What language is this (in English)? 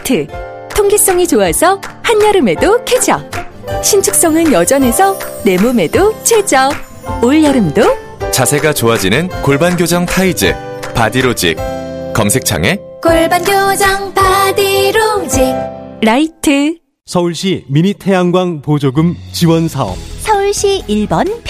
Korean